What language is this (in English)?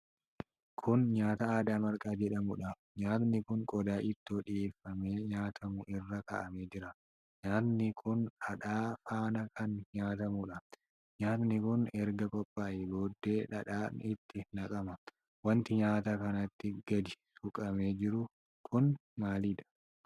Oromo